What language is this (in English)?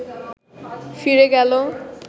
Bangla